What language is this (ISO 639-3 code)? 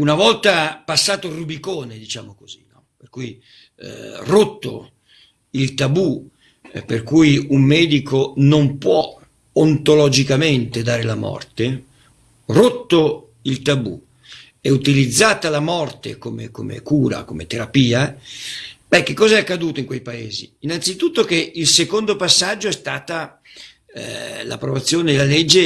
ita